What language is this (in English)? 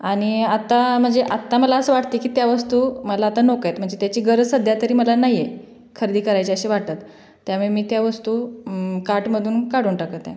Marathi